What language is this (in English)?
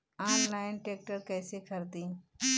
Bhojpuri